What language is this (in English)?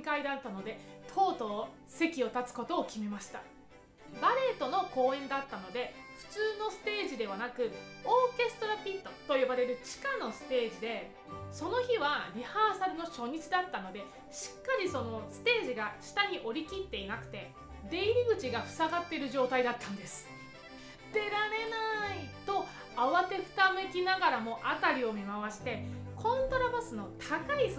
Japanese